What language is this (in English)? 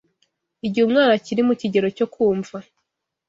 Kinyarwanda